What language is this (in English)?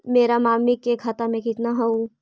Magahi